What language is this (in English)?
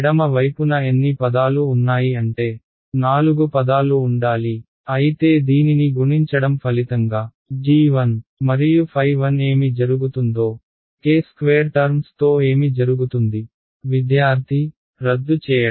Telugu